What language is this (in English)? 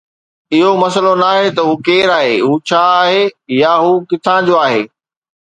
Sindhi